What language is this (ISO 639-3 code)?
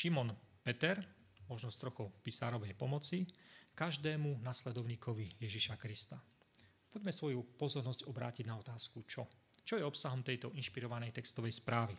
slk